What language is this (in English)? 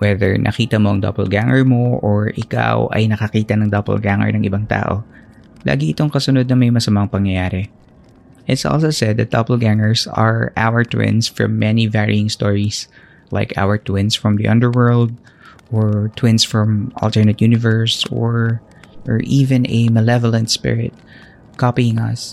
Filipino